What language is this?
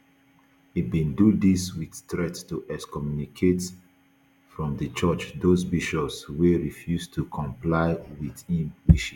Nigerian Pidgin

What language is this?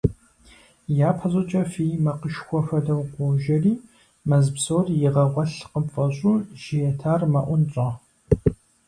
Kabardian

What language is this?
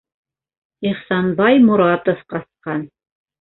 Bashkir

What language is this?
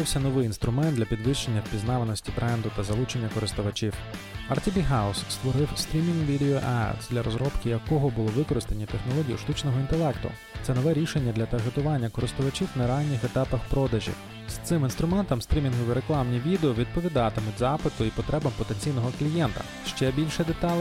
Ukrainian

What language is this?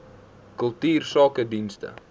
Afrikaans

